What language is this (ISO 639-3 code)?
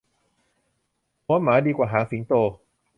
tha